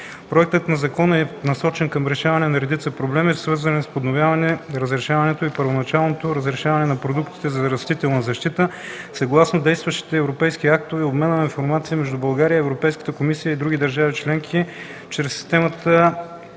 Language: Bulgarian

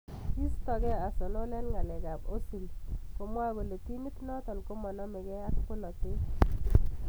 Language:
Kalenjin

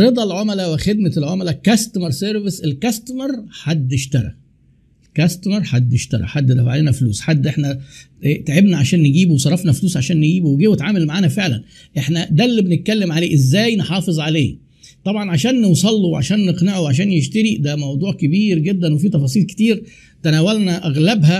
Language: Arabic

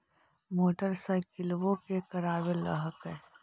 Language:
Magahi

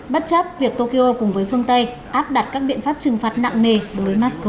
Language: Vietnamese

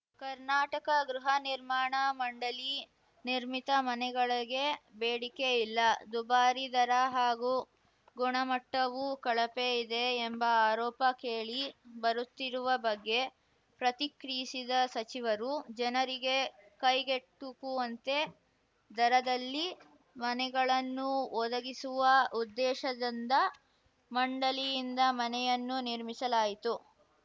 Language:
Kannada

